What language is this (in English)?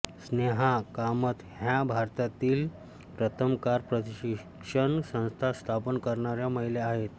Marathi